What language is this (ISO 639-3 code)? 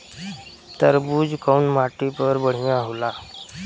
bho